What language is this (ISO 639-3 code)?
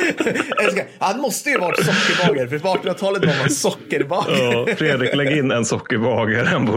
swe